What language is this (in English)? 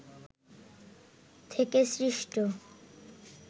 Bangla